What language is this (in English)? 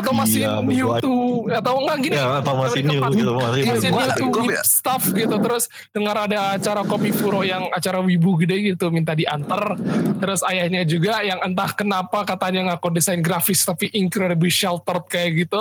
Indonesian